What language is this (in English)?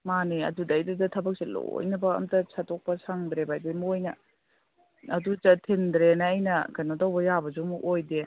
Manipuri